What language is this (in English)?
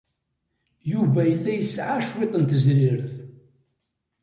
Kabyle